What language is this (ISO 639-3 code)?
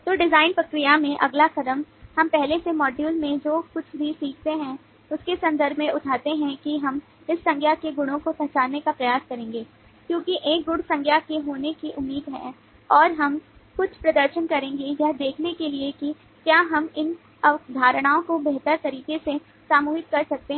hin